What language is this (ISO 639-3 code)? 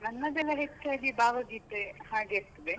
kan